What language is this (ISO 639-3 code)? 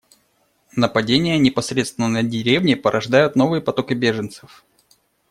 rus